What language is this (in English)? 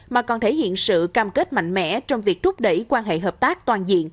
Vietnamese